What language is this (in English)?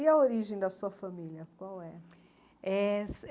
Portuguese